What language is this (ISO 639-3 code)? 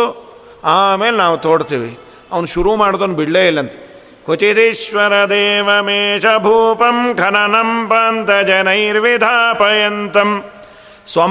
kan